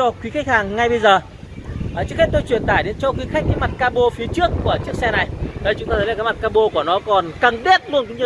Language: Vietnamese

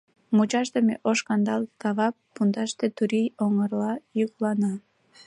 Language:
Mari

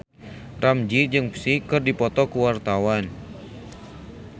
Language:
Sundanese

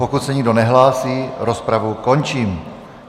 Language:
Czech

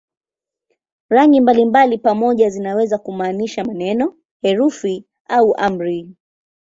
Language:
Swahili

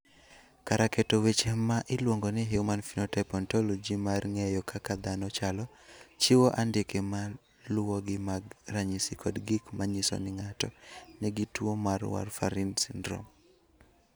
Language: Luo (Kenya and Tanzania)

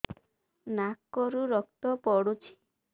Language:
Odia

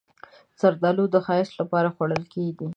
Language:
Pashto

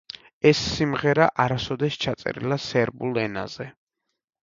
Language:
Georgian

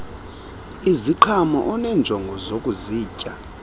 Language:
Xhosa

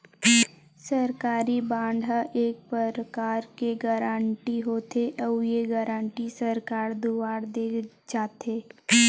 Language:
Chhattisgarhi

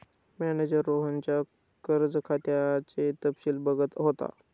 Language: Marathi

